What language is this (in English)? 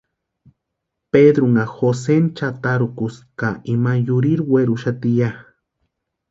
Western Highland Purepecha